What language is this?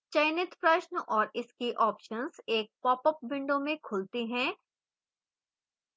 Hindi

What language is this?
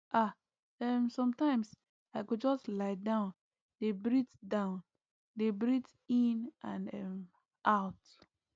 Nigerian Pidgin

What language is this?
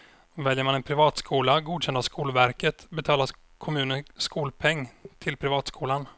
Swedish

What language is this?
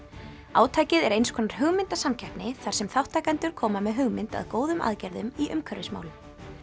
Icelandic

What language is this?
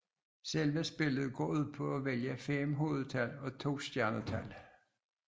Danish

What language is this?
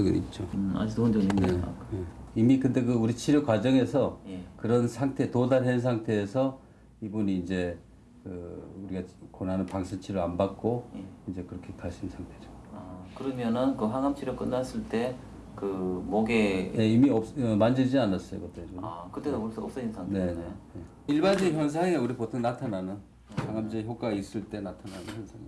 Korean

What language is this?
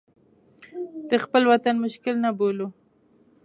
Pashto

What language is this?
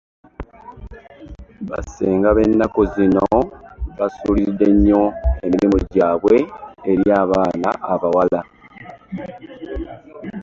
Ganda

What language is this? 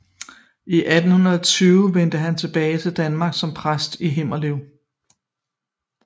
Danish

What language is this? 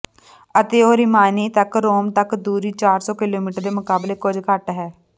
Punjabi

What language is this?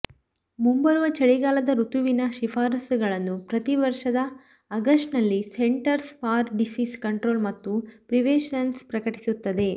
Kannada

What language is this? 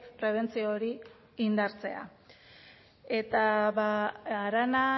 Basque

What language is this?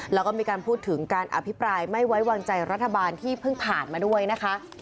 Thai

